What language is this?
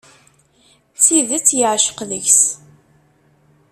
Kabyle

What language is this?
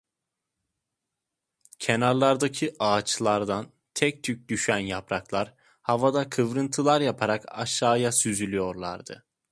Turkish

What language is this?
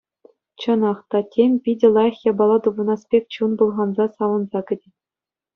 Chuvash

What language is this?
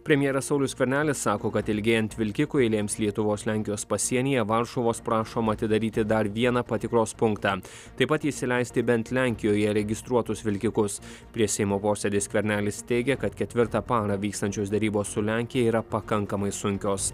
Lithuanian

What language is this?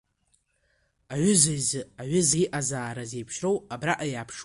Abkhazian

